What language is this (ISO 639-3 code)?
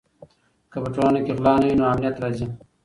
pus